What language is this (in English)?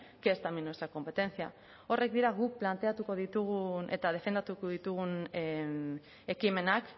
Basque